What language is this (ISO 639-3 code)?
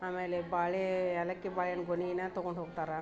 kan